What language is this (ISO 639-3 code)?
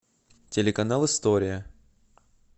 rus